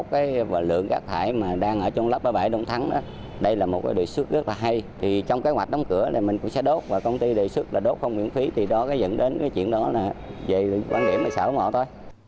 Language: Vietnamese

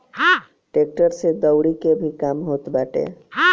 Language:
Bhojpuri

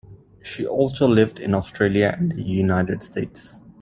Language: English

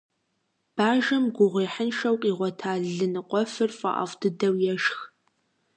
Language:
Kabardian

